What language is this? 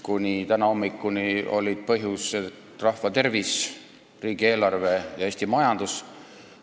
Estonian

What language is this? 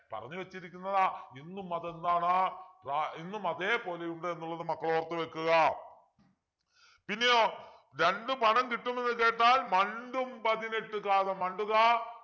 Malayalam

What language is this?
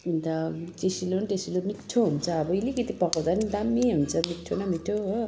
Nepali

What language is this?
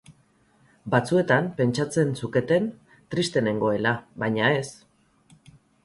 Basque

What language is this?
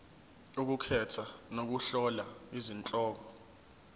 Zulu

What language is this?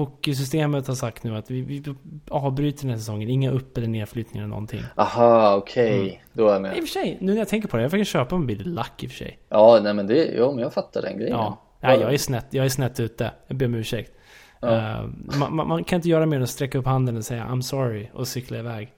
Swedish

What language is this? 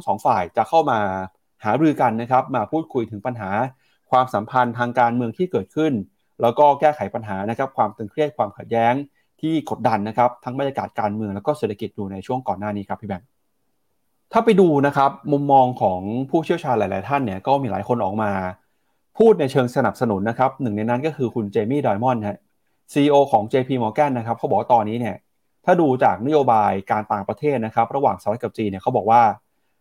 Thai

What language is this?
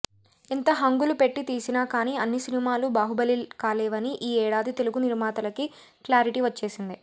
Telugu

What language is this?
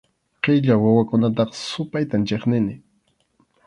Arequipa-La Unión Quechua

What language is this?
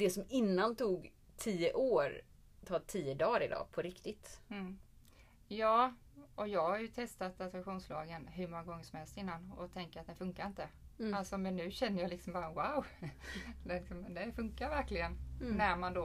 Swedish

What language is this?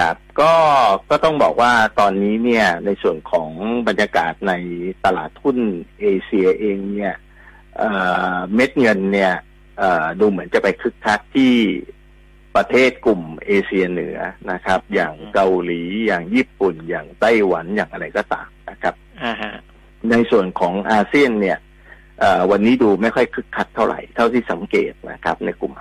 Thai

